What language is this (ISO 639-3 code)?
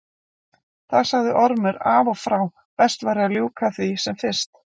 isl